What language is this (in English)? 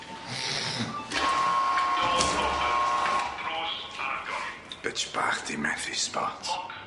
Welsh